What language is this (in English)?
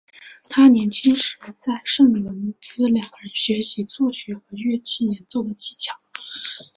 Chinese